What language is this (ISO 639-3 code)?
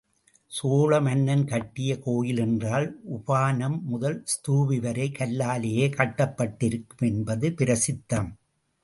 tam